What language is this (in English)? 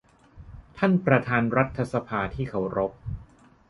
Thai